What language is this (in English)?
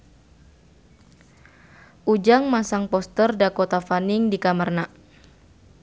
Sundanese